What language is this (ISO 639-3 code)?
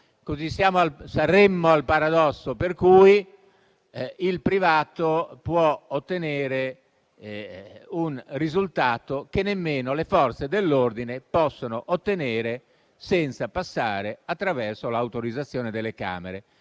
ita